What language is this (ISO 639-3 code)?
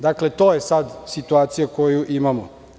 srp